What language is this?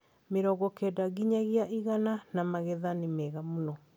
Kikuyu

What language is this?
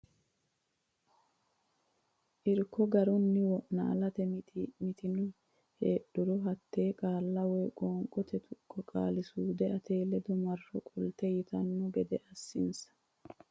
Sidamo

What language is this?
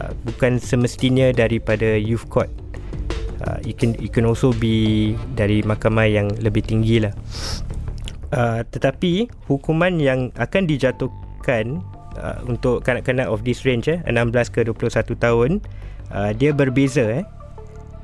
Malay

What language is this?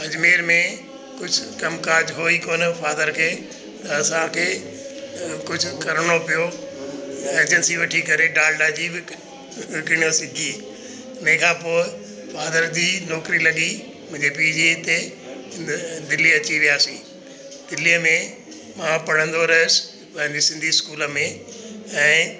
Sindhi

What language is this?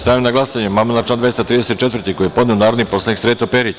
Serbian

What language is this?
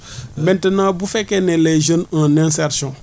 Wolof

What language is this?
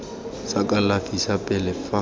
Tswana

